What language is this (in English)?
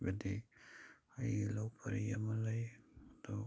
Manipuri